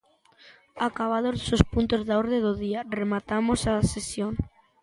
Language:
Galician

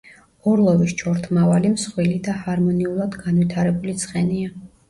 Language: Georgian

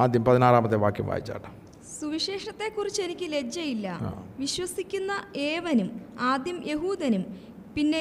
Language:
Malayalam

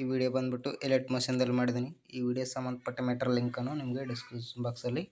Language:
Kannada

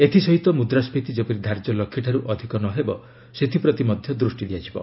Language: Odia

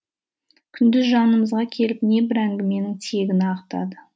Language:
Kazakh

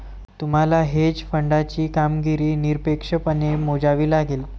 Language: Marathi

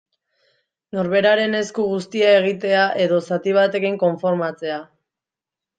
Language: Basque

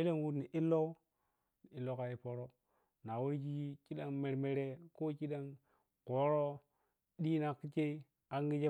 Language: Piya-Kwonci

